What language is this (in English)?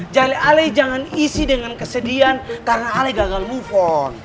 Indonesian